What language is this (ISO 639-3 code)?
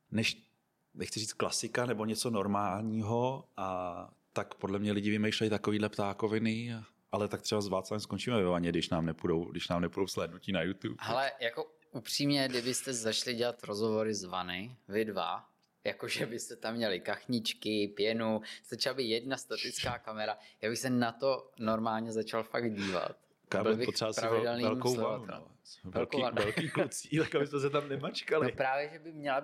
ces